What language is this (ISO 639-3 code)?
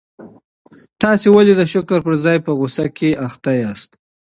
pus